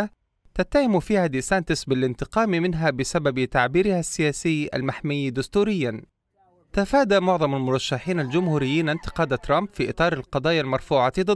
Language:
Arabic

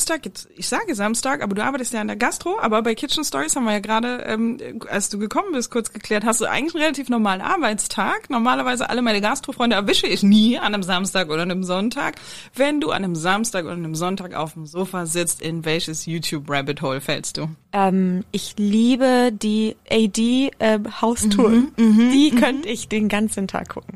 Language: German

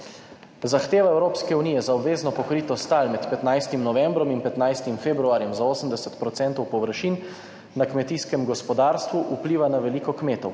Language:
Slovenian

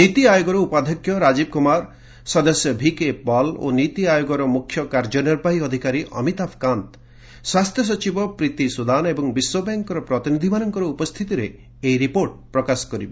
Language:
Odia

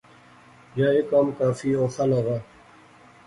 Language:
Pahari-Potwari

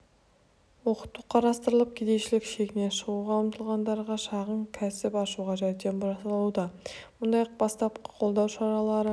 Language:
Kazakh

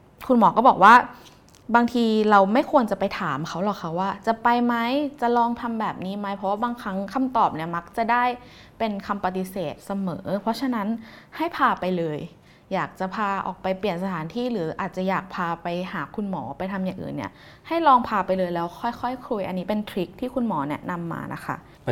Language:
Thai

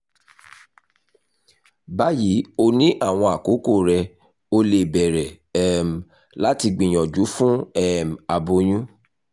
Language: Yoruba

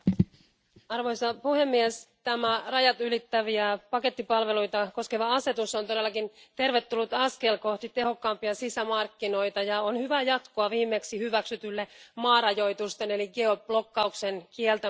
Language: Finnish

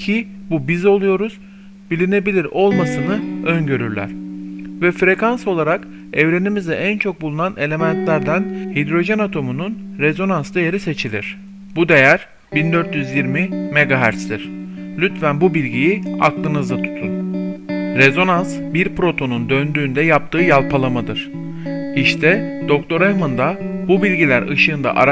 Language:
Turkish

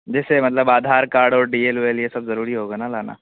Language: Urdu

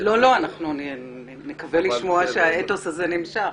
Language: Hebrew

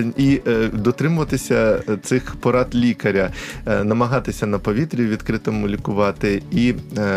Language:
Ukrainian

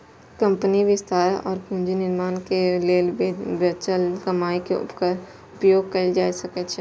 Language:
Maithili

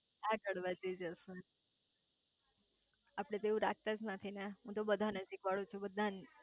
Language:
Gujarati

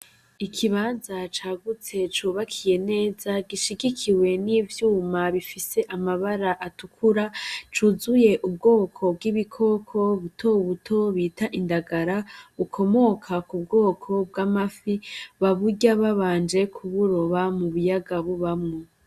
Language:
Rundi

